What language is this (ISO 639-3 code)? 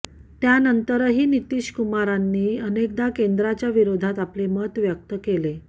mar